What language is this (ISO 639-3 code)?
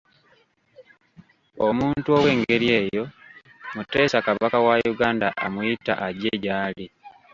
lug